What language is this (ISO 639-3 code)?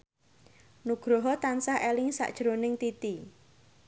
jav